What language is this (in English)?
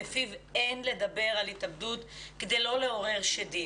Hebrew